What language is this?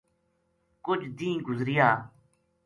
Gujari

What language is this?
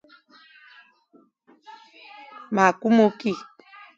Fang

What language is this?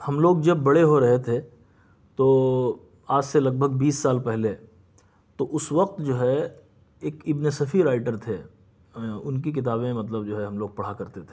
Urdu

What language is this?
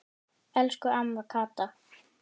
Icelandic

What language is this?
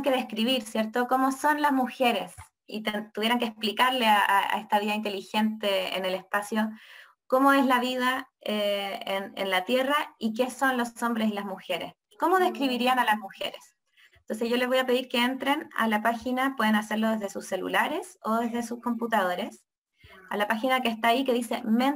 Spanish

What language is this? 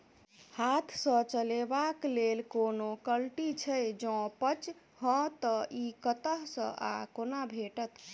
Maithili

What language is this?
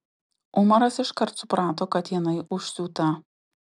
Lithuanian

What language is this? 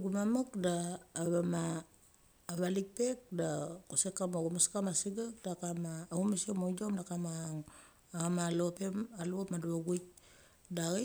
Mali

